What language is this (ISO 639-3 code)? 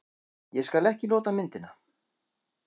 isl